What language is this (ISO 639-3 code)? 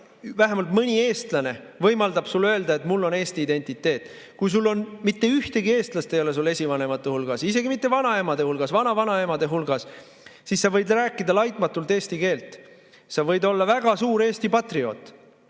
est